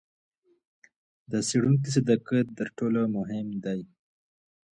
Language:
Pashto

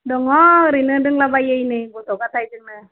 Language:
Bodo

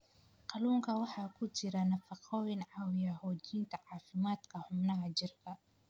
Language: Somali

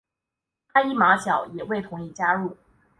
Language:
Chinese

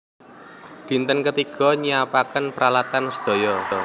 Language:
Javanese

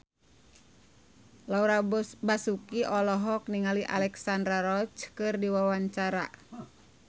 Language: Sundanese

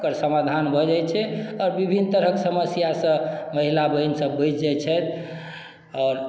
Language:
Maithili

